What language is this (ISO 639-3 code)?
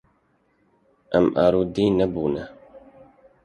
kur